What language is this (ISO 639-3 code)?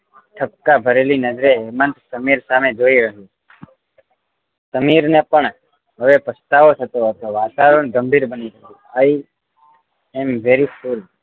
guj